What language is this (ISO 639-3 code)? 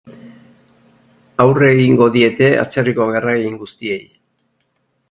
eus